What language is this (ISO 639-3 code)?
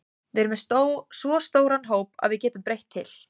isl